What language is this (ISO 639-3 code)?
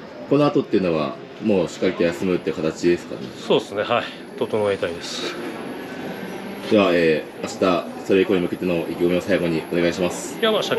jpn